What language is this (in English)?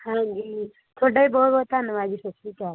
Punjabi